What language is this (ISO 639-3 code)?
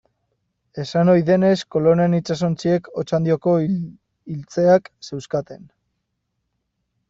eus